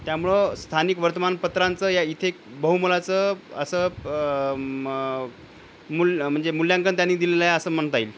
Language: Marathi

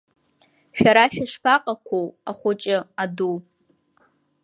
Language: Abkhazian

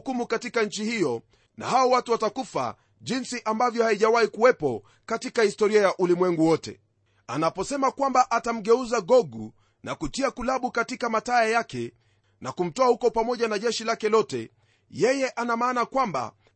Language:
Swahili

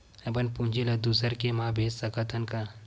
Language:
Chhattisgarhi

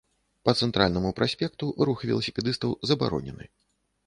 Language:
Belarusian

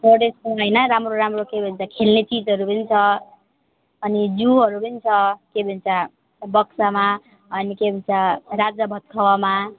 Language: Nepali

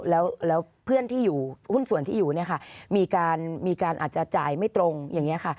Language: Thai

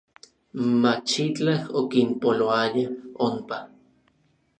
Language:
Orizaba Nahuatl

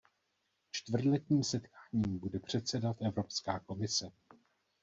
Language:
Czech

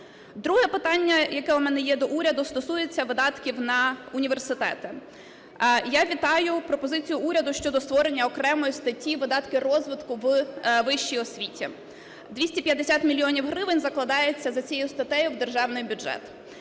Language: Ukrainian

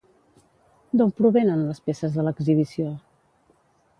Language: Catalan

